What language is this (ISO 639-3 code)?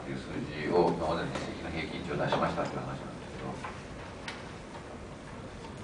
jpn